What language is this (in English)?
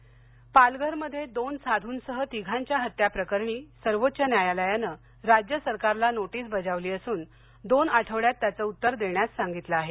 Marathi